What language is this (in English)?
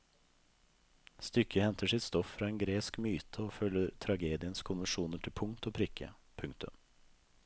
Norwegian